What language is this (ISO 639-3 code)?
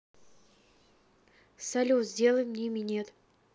rus